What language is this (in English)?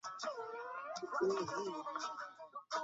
Chinese